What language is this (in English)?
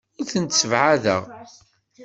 Kabyle